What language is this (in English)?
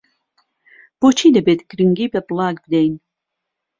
Central Kurdish